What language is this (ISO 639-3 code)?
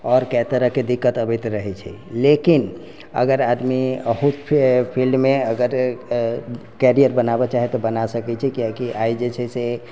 mai